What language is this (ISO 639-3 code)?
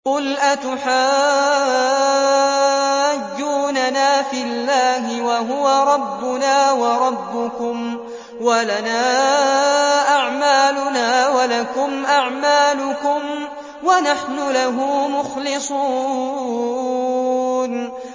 ara